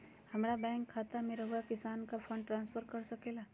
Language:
Magahi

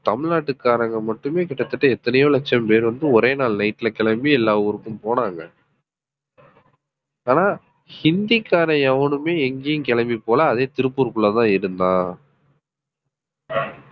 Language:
Tamil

